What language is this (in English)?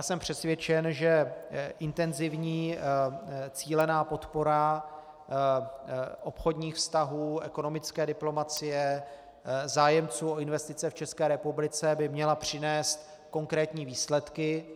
Czech